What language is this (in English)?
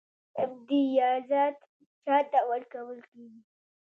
Pashto